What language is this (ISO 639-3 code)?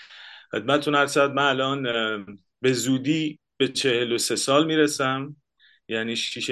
fas